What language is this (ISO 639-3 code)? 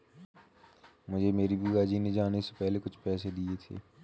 hin